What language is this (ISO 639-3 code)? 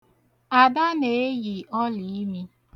ibo